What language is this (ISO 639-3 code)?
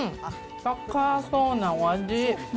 jpn